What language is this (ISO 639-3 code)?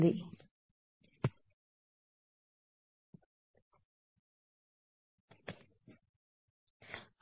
tel